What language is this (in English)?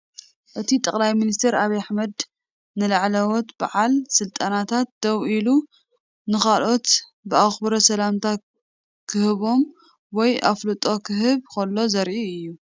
Tigrinya